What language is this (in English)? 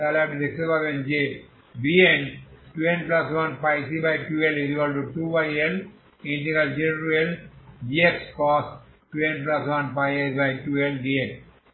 Bangla